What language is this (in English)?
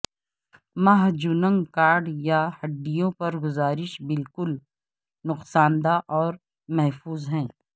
Urdu